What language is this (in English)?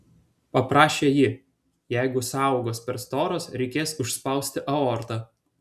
Lithuanian